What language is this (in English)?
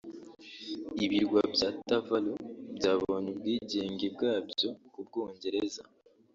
Kinyarwanda